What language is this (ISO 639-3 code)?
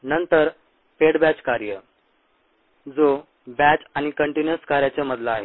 mar